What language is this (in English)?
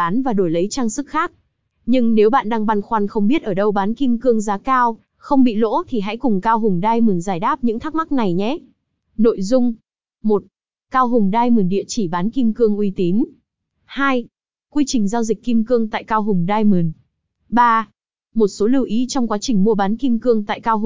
Vietnamese